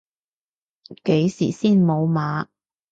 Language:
Cantonese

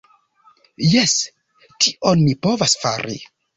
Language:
Esperanto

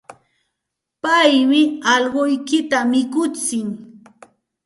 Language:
Santa Ana de Tusi Pasco Quechua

